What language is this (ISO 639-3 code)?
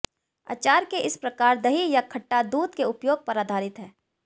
hin